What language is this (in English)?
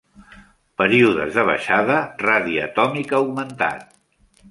Catalan